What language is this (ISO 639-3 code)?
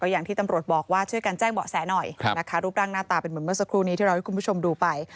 tha